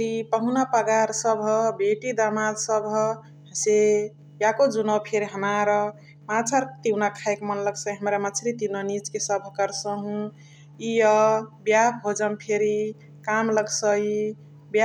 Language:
Chitwania Tharu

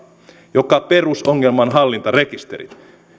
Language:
Finnish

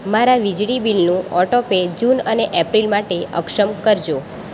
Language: Gujarati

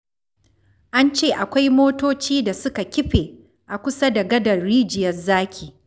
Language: Hausa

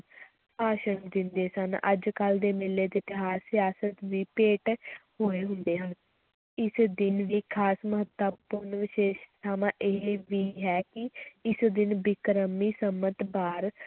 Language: Punjabi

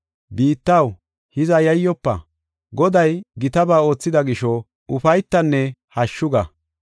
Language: Gofa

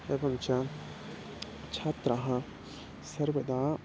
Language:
Sanskrit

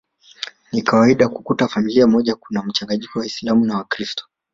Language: Swahili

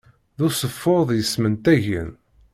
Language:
Kabyle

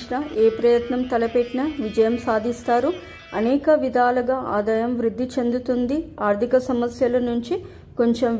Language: Telugu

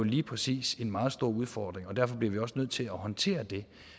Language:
Danish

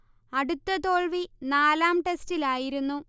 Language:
Malayalam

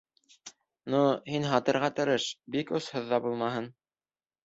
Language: Bashkir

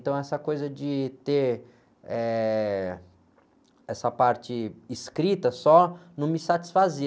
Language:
Portuguese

